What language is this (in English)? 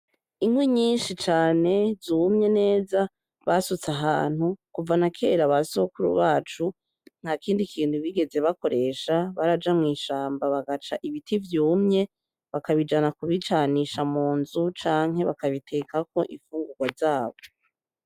Rundi